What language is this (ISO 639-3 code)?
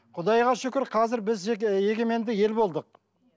kaz